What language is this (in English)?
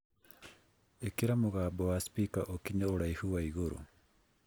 Kikuyu